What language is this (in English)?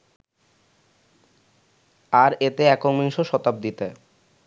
Bangla